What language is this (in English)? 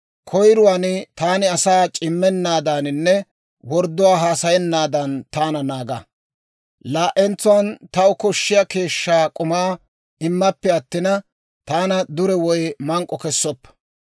Dawro